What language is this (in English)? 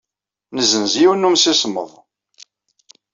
Kabyle